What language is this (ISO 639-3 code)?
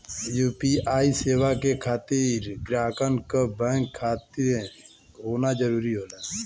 bho